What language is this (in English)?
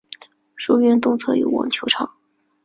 Chinese